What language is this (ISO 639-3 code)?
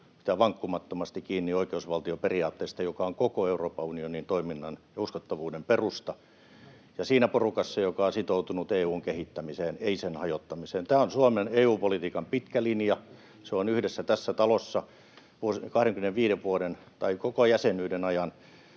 fin